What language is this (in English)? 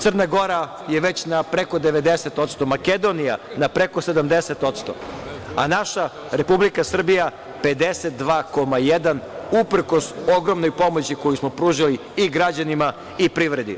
Serbian